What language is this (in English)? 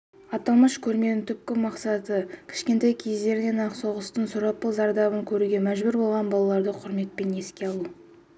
Kazakh